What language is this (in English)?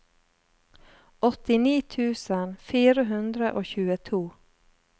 Norwegian